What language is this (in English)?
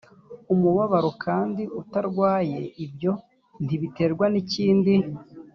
Kinyarwanda